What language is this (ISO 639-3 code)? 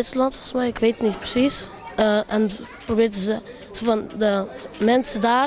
nld